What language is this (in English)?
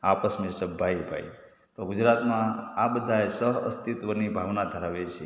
Gujarati